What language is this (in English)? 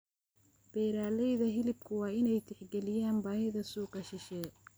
Somali